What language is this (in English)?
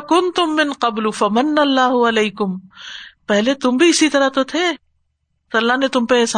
Urdu